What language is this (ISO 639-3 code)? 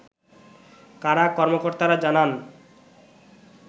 ben